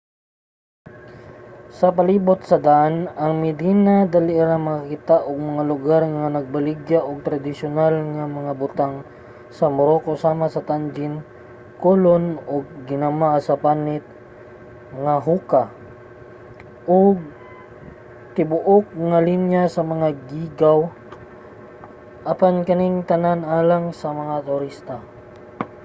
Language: Cebuano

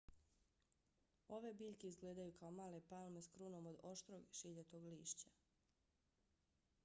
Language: Bosnian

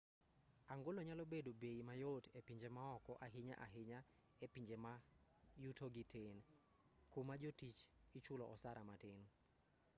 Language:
Luo (Kenya and Tanzania)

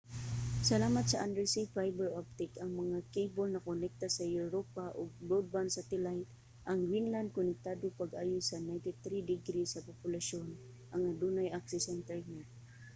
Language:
Cebuano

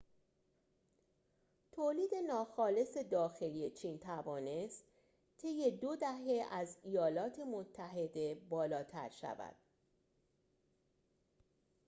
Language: Persian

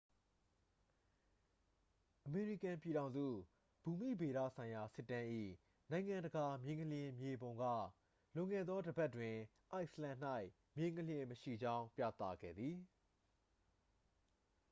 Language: Burmese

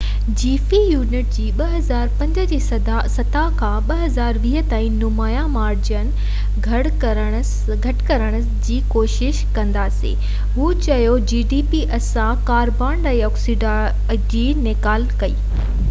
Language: Sindhi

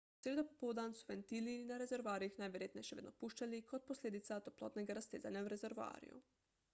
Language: Slovenian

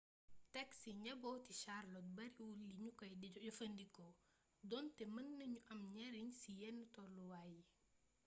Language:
Wolof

